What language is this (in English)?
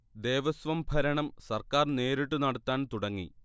Malayalam